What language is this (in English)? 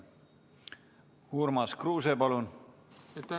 Estonian